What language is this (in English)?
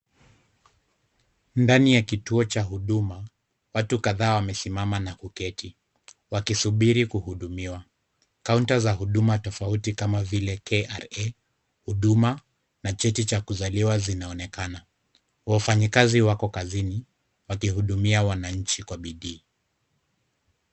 Swahili